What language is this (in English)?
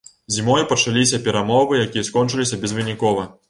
Belarusian